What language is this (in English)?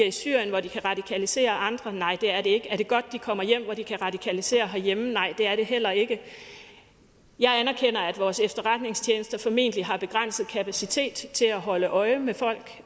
Danish